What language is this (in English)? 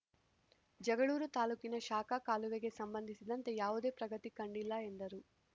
Kannada